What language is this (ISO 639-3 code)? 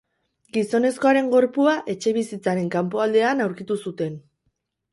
eus